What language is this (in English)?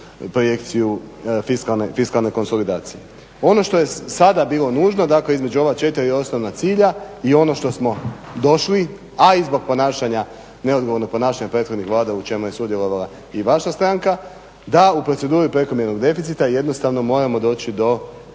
Croatian